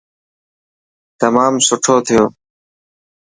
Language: Dhatki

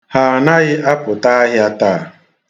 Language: Igbo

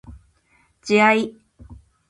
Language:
Japanese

